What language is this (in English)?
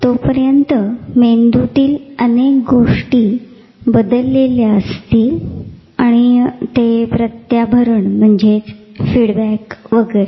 Marathi